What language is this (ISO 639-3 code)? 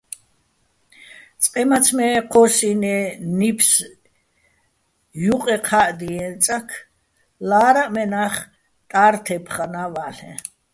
bbl